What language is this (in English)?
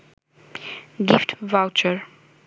Bangla